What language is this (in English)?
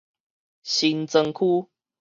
Min Nan Chinese